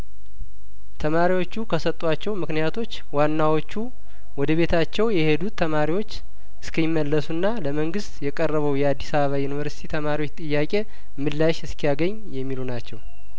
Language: Amharic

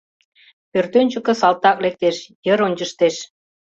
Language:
Mari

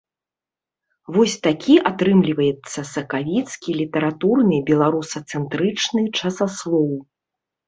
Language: Belarusian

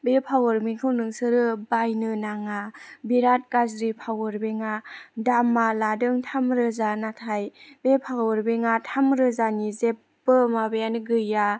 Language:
Bodo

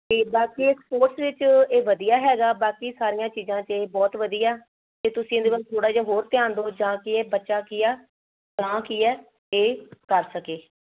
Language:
Punjabi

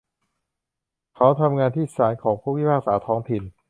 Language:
Thai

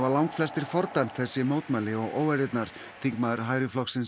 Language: Icelandic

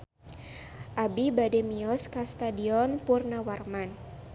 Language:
Sundanese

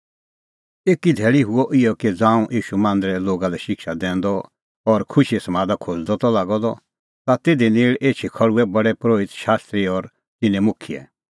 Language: Kullu Pahari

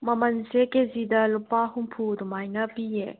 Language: Manipuri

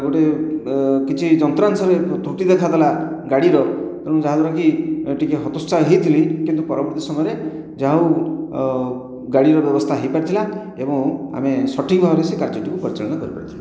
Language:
Odia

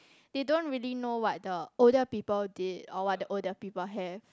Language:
English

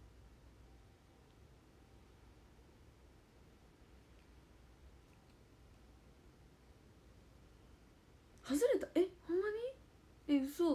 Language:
Japanese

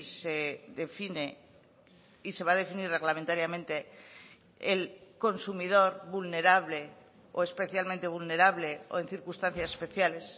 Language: Spanish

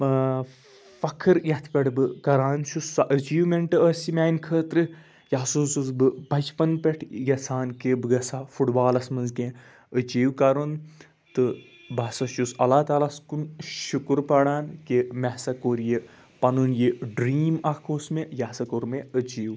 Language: Kashmiri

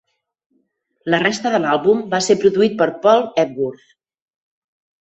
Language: Catalan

